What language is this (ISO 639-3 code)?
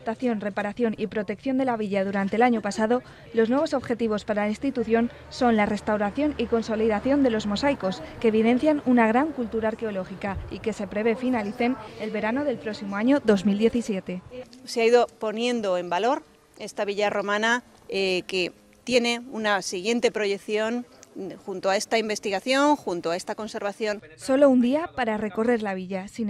spa